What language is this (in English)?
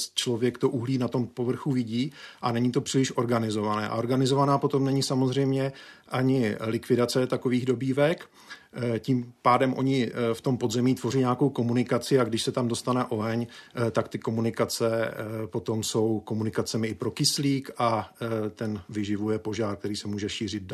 Czech